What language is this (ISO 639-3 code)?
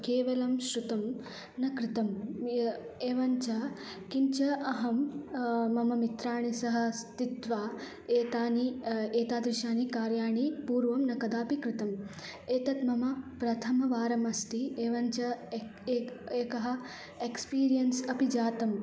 san